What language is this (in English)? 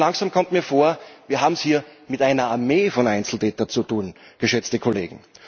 German